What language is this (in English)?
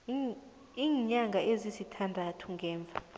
South Ndebele